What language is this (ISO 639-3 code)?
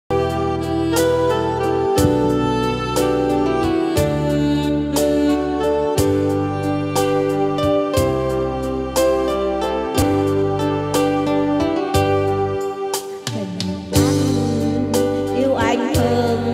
tha